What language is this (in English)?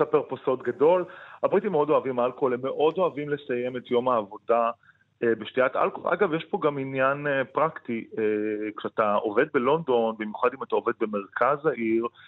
Hebrew